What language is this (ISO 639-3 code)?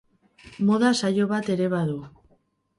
eus